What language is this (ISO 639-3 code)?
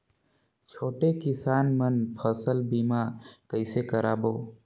hne